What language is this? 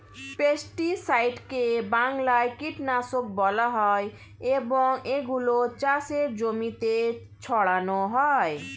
Bangla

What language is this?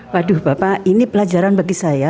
Indonesian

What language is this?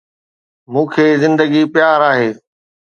Sindhi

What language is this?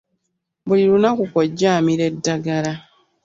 Ganda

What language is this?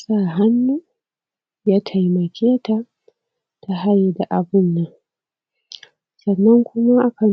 Hausa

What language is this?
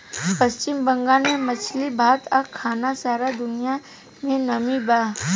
Bhojpuri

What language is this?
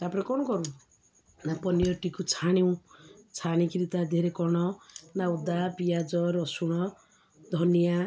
Odia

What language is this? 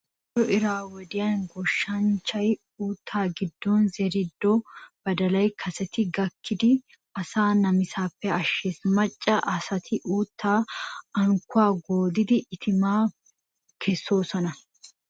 Wolaytta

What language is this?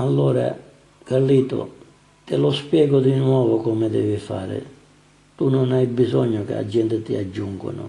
Italian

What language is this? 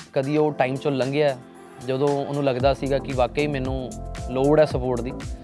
Punjabi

